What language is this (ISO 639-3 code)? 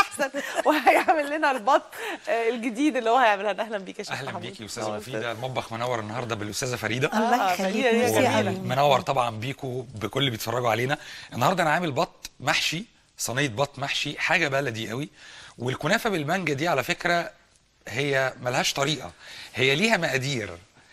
ara